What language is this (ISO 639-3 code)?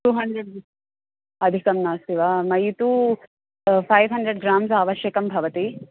san